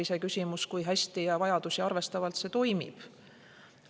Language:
Estonian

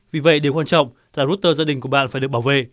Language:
Vietnamese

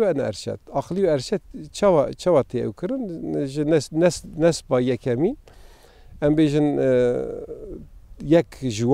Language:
Arabic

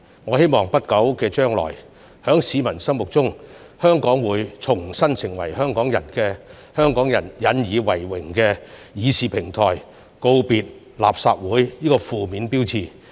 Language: Cantonese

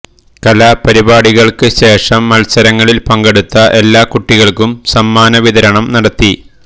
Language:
Malayalam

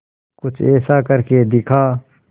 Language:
Hindi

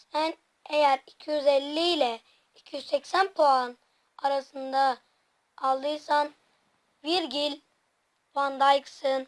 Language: Turkish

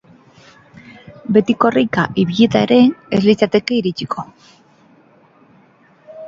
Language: Basque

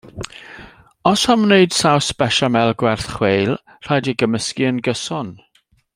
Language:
Welsh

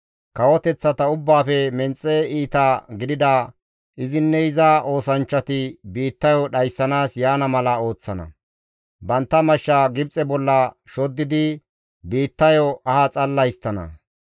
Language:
Gamo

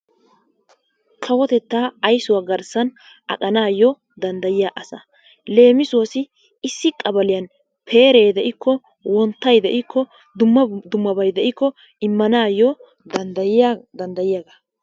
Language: Wolaytta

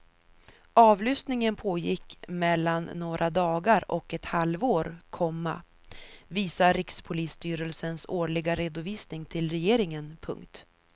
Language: Swedish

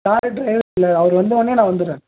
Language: Tamil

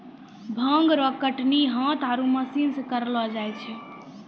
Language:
Maithili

